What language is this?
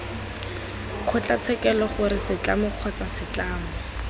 Tswana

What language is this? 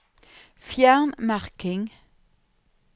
Norwegian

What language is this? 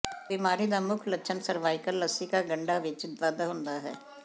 Punjabi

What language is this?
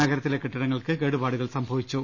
Malayalam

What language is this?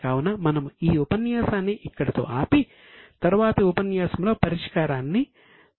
Telugu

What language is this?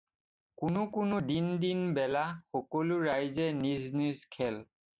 Assamese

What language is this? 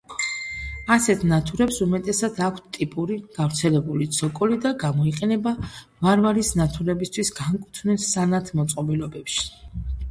Georgian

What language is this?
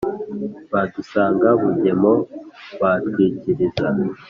Kinyarwanda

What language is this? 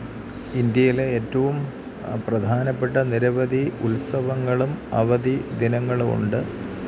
Malayalam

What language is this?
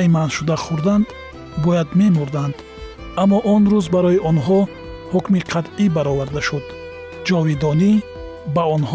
Persian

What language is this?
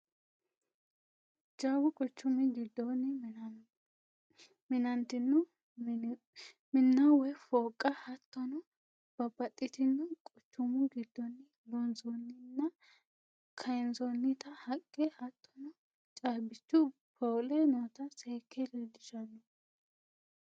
Sidamo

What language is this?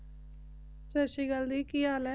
Punjabi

